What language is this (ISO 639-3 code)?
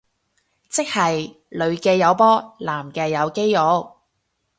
yue